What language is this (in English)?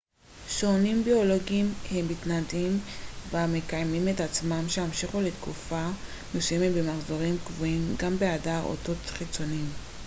Hebrew